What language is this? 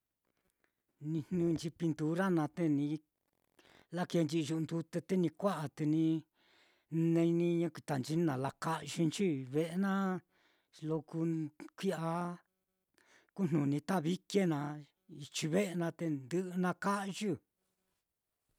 Mitlatongo Mixtec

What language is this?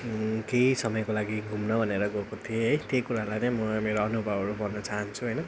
Nepali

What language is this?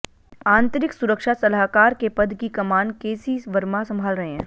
Hindi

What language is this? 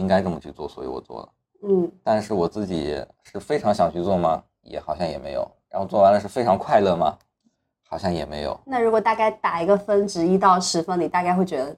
Chinese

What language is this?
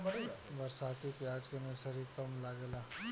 Bhojpuri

